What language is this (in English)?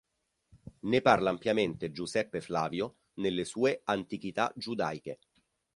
Italian